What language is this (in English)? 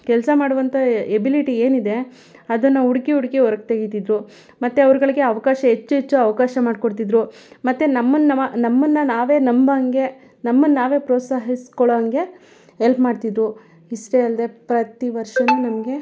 Kannada